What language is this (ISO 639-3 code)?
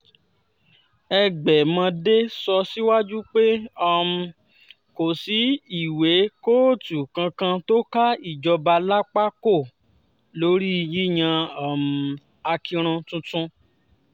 yor